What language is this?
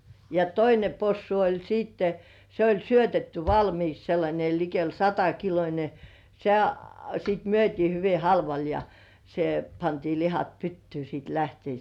Finnish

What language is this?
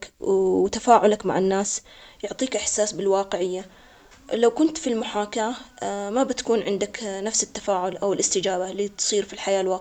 Omani Arabic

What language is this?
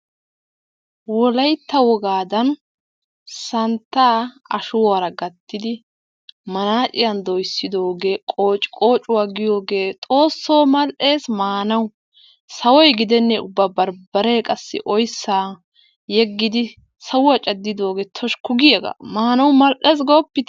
Wolaytta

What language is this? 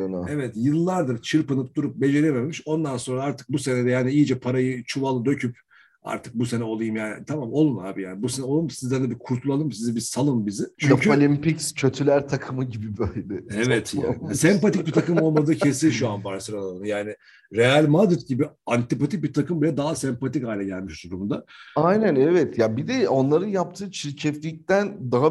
Turkish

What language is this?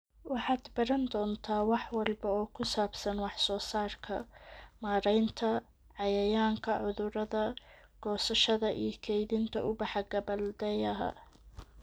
Somali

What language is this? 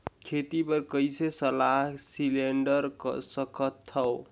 Chhattisgarhi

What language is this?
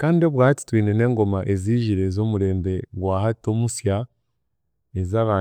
Chiga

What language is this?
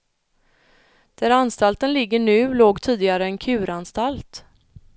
Swedish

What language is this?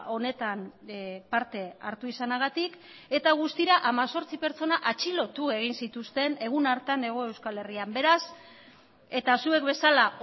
Basque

